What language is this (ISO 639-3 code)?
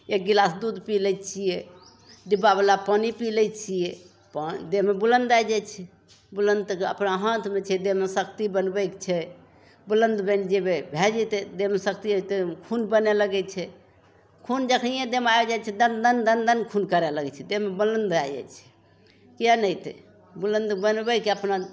mai